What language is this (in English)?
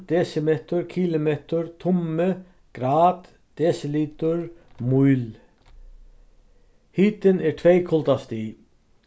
Faroese